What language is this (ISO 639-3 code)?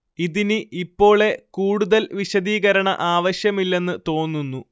mal